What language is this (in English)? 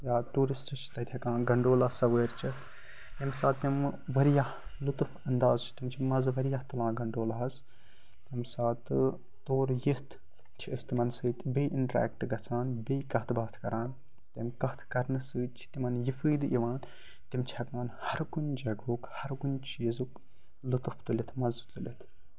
Kashmiri